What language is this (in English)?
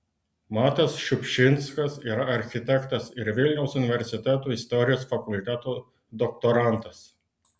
Lithuanian